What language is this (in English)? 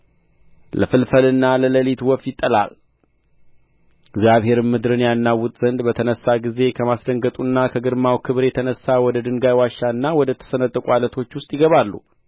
Amharic